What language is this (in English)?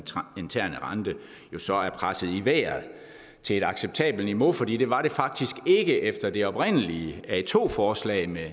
Danish